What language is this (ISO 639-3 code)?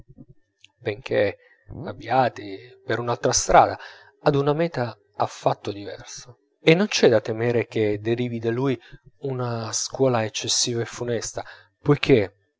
ita